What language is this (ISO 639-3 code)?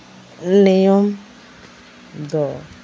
sat